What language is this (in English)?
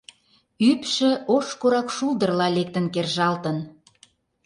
Mari